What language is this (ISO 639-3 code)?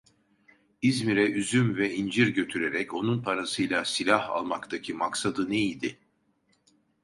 tur